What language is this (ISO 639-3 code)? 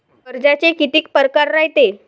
mar